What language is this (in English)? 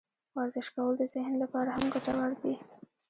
Pashto